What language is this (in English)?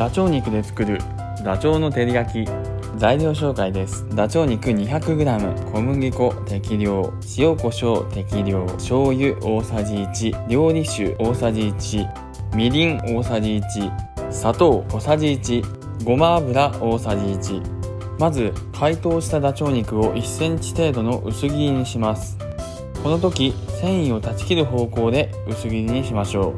Japanese